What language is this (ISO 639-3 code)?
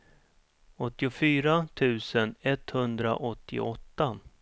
swe